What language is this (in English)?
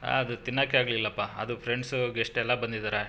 Kannada